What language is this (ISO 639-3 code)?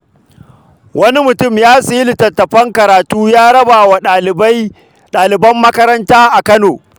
hau